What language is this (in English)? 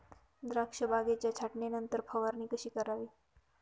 Marathi